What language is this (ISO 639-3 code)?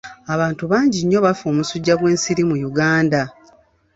lug